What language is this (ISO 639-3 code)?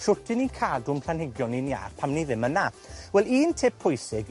cym